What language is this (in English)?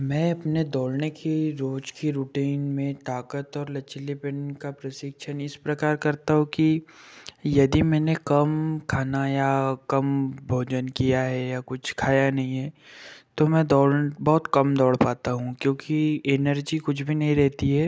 Hindi